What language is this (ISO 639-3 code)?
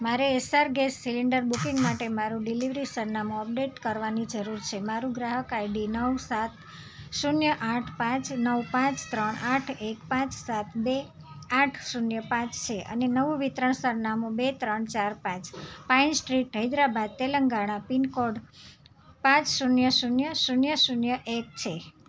guj